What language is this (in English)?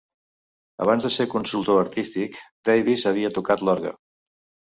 Catalan